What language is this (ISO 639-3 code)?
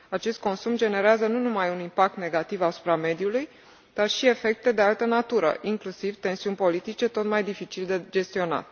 ron